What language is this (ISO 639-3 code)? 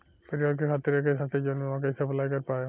bho